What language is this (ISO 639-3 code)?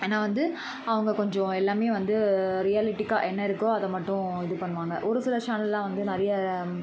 tam